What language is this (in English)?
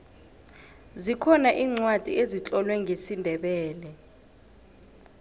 South Ndebele